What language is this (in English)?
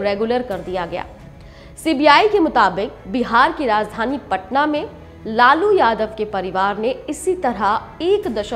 Hindi